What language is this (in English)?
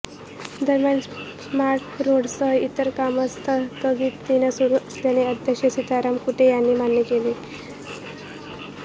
Marathi